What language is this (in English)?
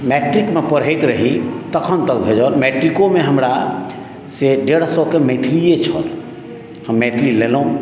Maithili